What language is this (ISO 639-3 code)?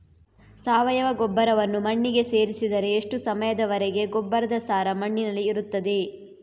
kan